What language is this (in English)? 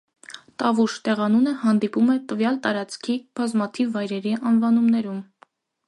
Armenian